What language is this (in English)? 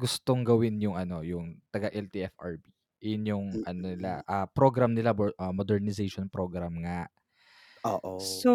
Filipino